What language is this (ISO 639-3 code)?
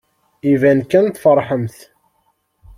kab